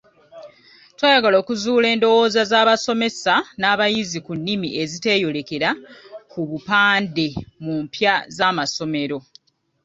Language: Ganda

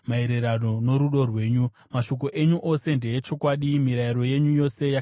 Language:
Shona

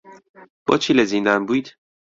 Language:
Central Kurdish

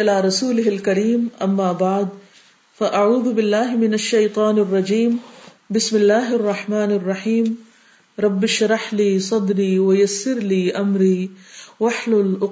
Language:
Urdu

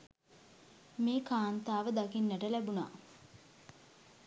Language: Sinhala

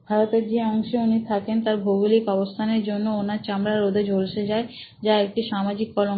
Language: Bangla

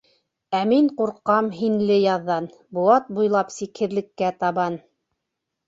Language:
Bashkir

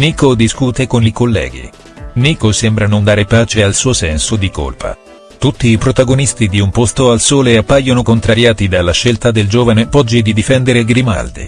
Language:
Italian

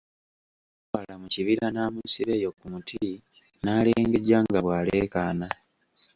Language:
Ganda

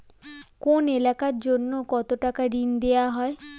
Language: Bangla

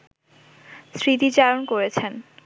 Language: Bangla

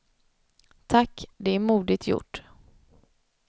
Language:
Swedish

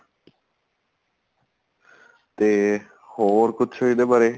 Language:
Punjabi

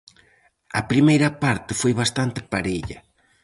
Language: Galician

